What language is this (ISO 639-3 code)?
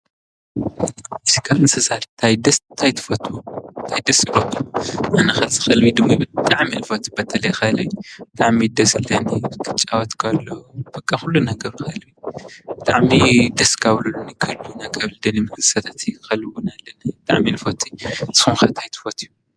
tir